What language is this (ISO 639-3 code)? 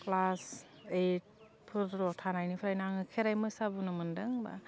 brx